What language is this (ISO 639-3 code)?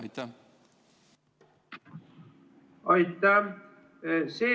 est